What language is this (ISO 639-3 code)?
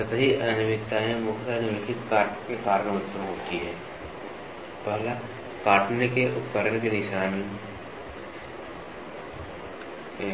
hin